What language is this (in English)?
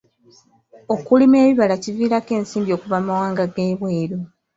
Ganda